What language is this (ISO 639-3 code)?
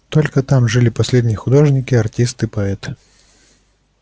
rus